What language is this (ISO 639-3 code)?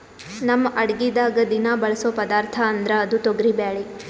kan